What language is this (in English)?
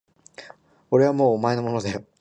Japanese